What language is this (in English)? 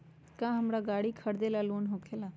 Magahi